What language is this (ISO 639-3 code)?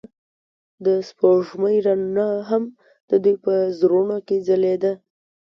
pus